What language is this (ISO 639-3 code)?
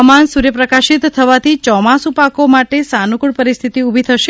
guj